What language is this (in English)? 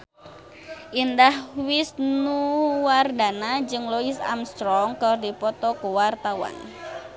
Sundanese